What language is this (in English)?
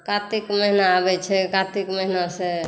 Maithili